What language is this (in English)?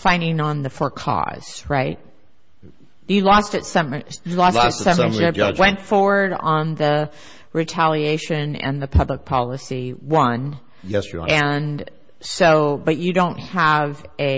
English